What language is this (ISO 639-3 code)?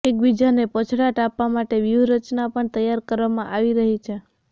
guj